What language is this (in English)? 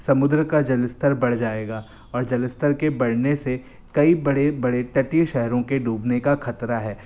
Hindi